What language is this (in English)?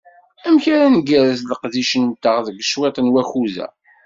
Kabyle